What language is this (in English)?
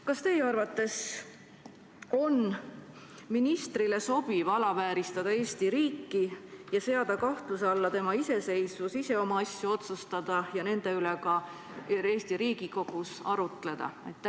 Estonian